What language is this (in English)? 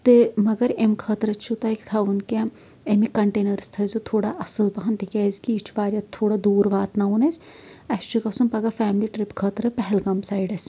Kashmiri